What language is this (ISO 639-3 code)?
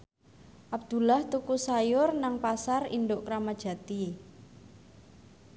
jav